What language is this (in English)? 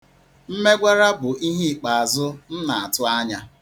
Igbo